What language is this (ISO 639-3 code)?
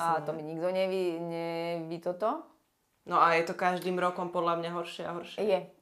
slk